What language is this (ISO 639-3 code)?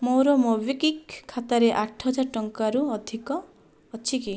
ori